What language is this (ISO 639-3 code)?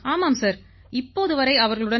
tam